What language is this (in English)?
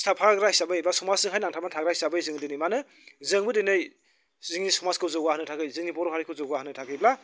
Bodo